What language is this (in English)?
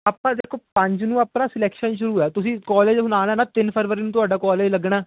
Punjabi